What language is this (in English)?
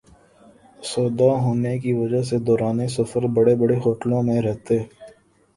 Urdu